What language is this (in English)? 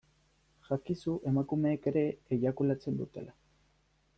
Basque